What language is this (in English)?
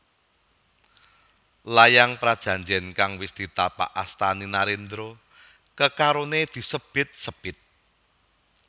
Javanese